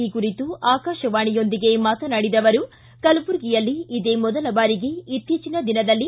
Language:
Kannada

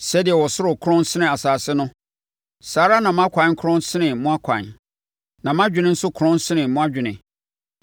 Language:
Akan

